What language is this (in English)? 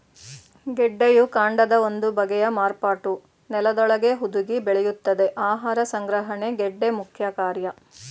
Kannada